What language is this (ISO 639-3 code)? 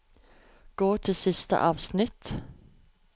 nor